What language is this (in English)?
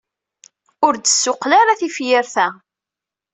Kabyle